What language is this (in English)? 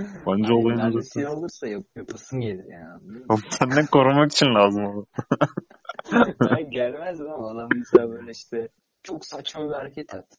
Turkish